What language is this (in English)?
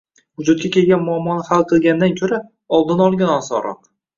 Uzbek